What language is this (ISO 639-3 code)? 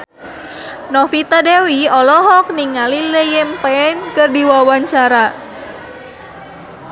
sun